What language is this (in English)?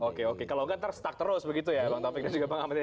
Indonesian